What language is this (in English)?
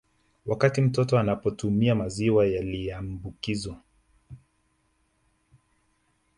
Swahili